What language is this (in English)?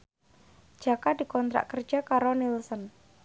Javanese